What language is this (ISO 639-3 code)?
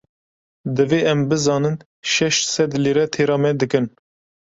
kur